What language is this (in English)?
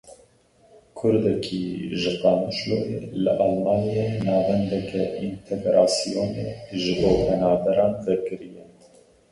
Kurdish